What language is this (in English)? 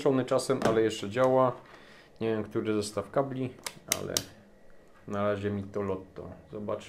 Polish